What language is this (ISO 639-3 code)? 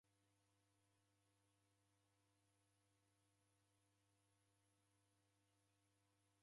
dav